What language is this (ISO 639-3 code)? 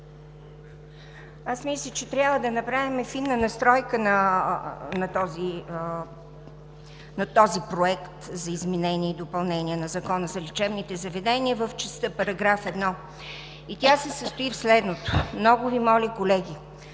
bul